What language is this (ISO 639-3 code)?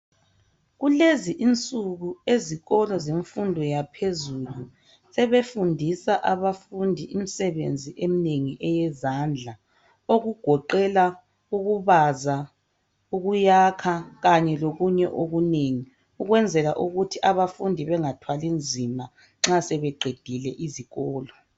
nde